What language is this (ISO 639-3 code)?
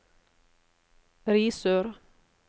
nor